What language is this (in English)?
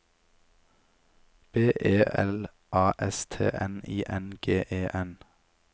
Norwegian